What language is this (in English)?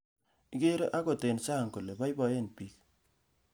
Kalenjin